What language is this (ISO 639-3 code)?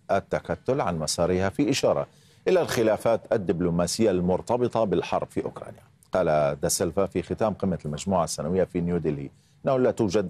ara